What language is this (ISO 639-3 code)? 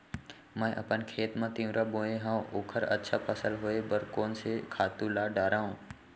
hne